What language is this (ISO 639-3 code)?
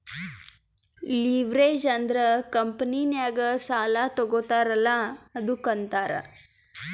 kan